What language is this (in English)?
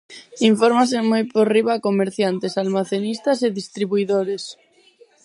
Galician